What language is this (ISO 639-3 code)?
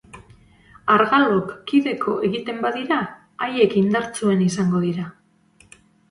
eus